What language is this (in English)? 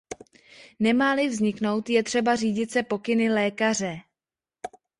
Czech